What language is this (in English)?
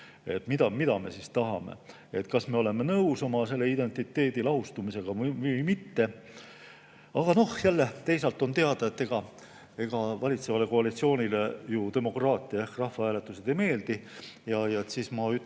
Estonian